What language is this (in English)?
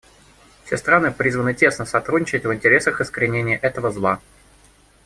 Russian